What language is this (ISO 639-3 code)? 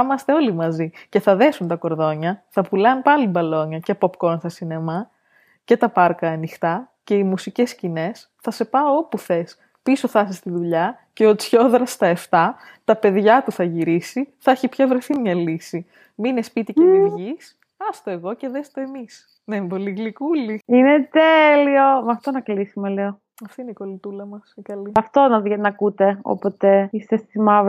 ell